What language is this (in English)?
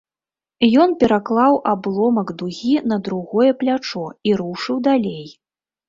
Belarusian